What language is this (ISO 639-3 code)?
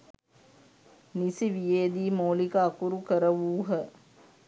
sin